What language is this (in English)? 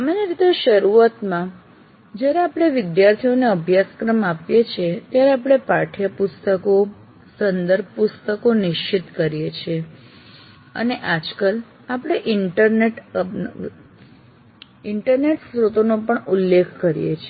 Gujarati